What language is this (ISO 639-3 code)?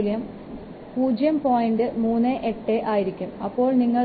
mal